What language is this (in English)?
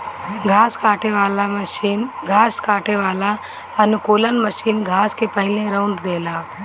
Bhojpuri